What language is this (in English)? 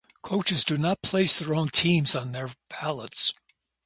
English